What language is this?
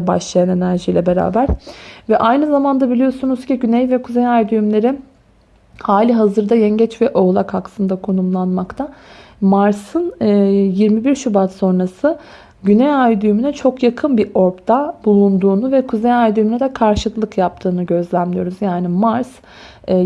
Turkish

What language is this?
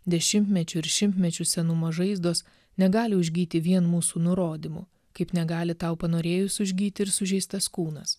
Lithuanian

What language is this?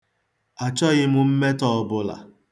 Igbo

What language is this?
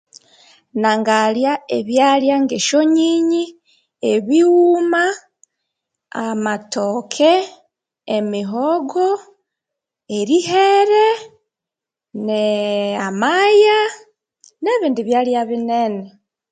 Konzo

